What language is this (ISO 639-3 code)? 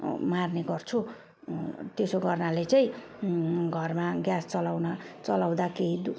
nep